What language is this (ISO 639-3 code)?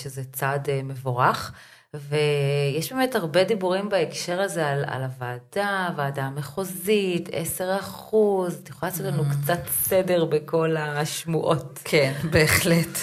heb